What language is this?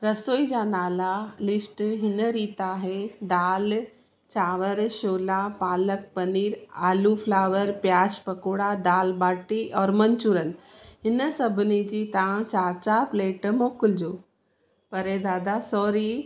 Sindhi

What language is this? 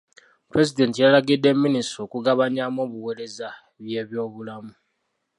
Ganda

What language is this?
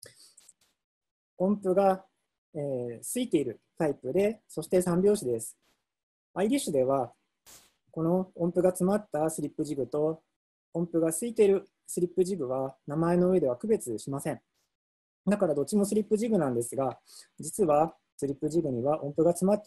Japanese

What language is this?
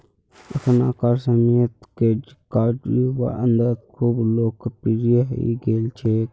Magahi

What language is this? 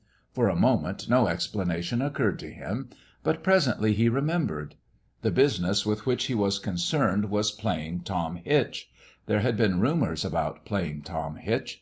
English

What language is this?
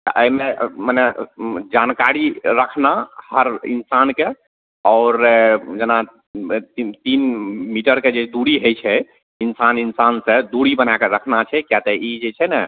Maithili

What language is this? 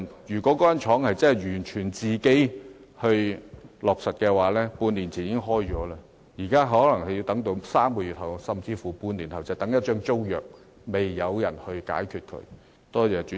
Cantonese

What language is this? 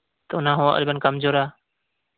Santali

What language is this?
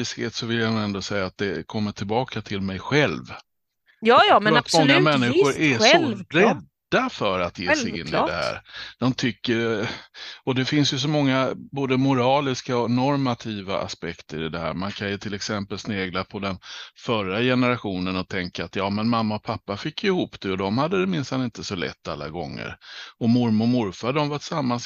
Swedish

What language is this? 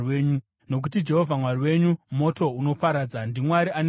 Shona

